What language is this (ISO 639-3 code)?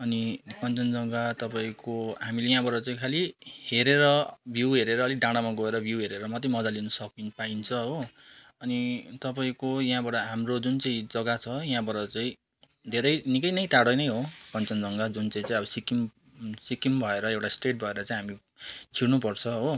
nep